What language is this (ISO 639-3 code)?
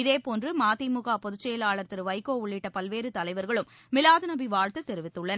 tam